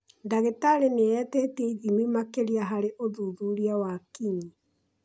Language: Kikuyu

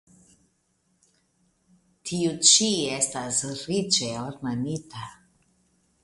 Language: Esperanto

